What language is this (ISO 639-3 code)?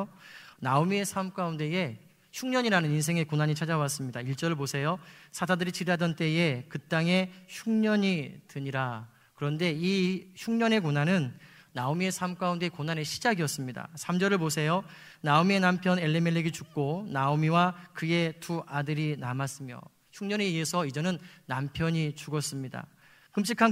kor